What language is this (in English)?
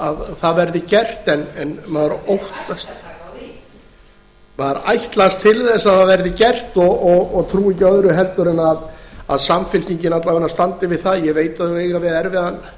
Icelandic